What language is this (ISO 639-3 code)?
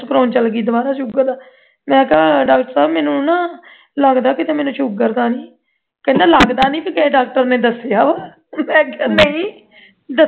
pan